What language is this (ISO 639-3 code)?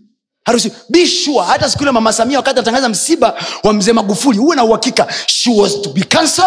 swa